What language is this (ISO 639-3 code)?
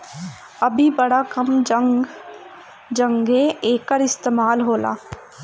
bho